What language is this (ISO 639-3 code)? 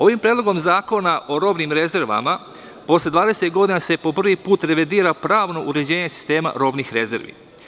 srp